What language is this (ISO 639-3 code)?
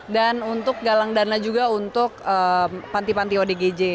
ind